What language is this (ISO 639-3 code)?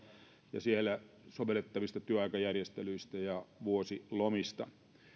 fin